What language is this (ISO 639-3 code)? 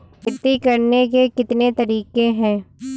hin